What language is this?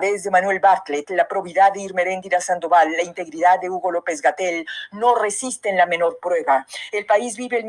Spanish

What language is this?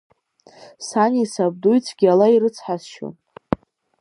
Abkhazian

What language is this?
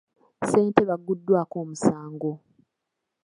Ganda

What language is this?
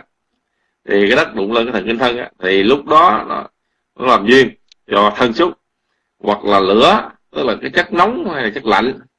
Vietnamese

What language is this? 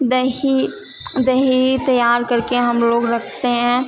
Urdu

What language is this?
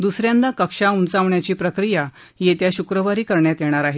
Marathi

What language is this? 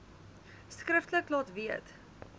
Afrikaans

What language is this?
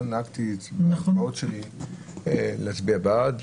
Hebrew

